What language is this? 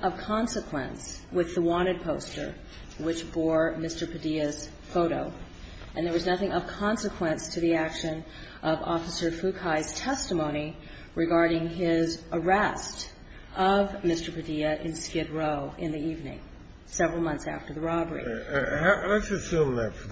English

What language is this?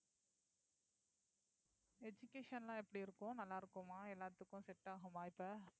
Tamil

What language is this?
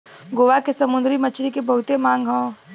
Bhojpuri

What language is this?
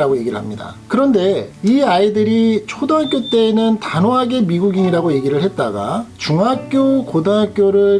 Korean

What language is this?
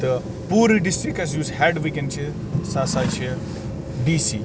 Kashmiri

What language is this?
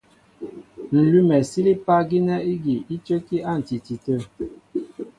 Mbo (Cameroon)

